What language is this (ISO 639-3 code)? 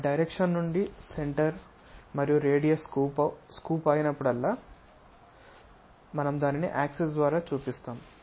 tel